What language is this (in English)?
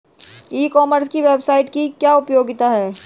Hindi